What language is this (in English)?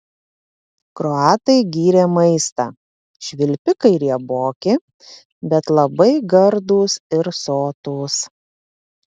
Lithuanian